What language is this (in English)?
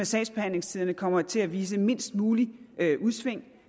Danish